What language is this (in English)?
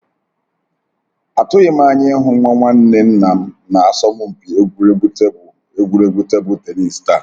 Igbo